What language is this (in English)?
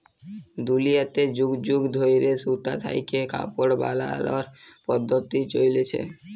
Bangla